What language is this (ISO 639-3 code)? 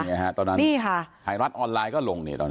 tha